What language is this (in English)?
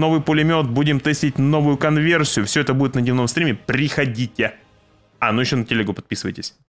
Russian